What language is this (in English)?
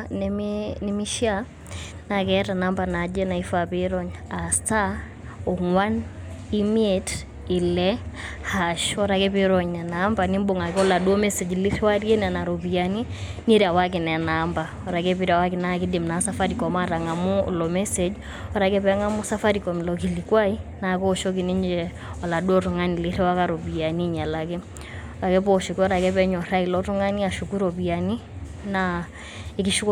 Masai